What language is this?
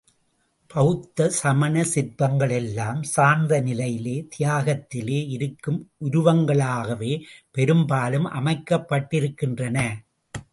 Tamil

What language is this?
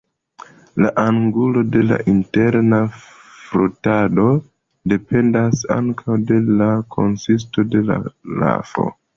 Esperanto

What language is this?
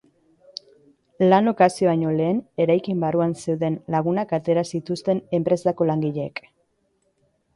Basque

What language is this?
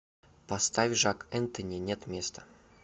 Russian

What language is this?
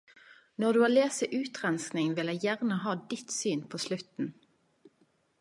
Norwegian Nynorsk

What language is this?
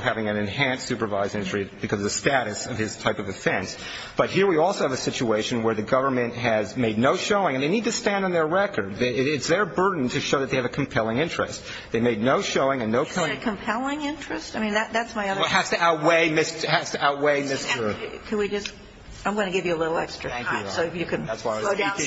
English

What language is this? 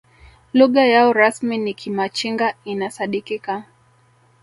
Swahili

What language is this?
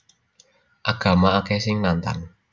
Javanese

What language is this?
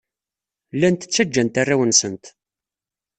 Kabyle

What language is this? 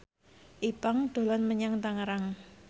Javanese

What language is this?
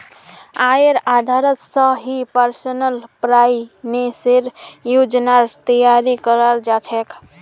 Magahi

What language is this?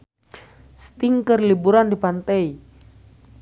Sundanese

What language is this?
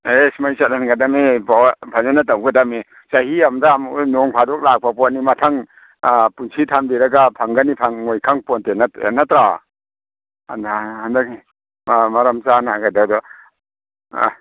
Manipuri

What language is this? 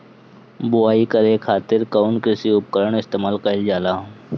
Bhojpuri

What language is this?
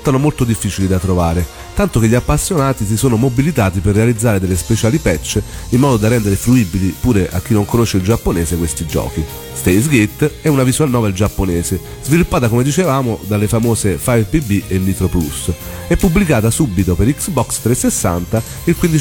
Italian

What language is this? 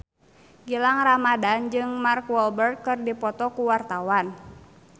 Sundanese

